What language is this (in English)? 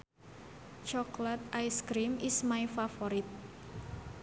Sundanese